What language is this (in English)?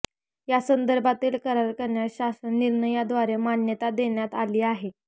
Marathi